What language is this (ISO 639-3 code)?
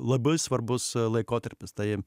lit